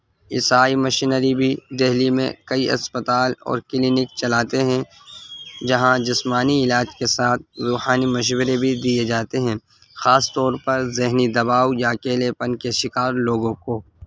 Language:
Urdu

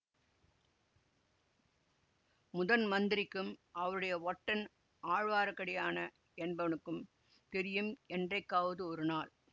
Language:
Tamil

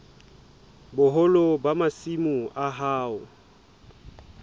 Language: Southern Sotho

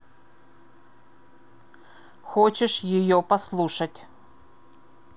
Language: Russian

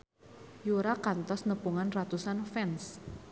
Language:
Sundanese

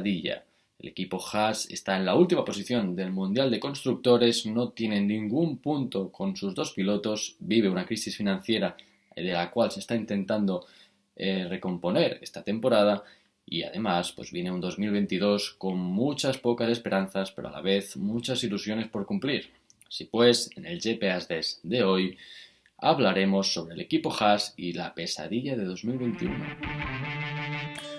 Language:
Spanish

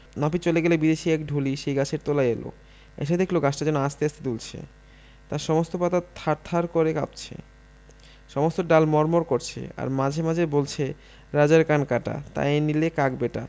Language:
Bangla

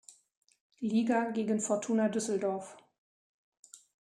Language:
German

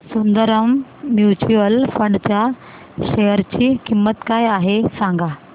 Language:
Marathi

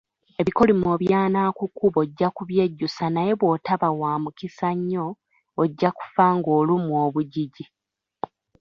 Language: Ganda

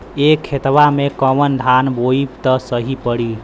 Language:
Bhojpuri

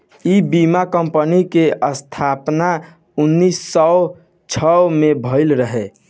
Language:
Bhojpuri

